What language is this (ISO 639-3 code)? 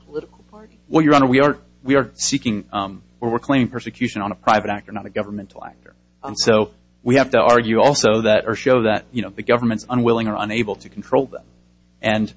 eng